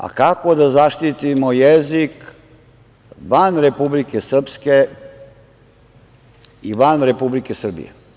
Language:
Serbian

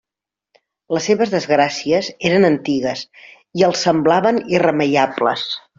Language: Catalan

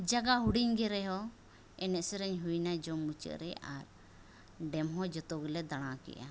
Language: Santali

